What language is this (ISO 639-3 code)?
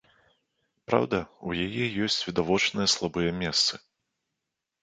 bel